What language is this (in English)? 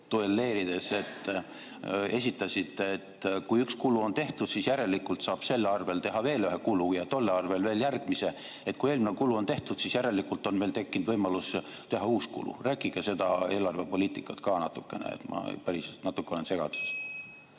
Estonian